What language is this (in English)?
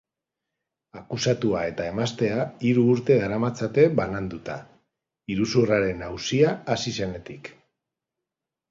Basque